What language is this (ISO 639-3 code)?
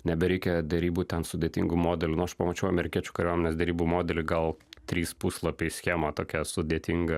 lit